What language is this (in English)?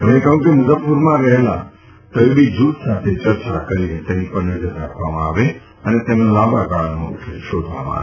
Gujarati